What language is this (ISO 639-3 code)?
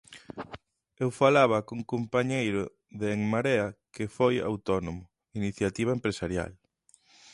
glg